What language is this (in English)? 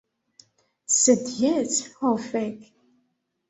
Esperanto